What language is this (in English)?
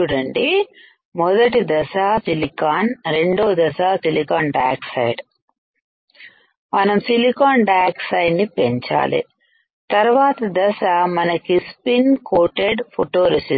Telugu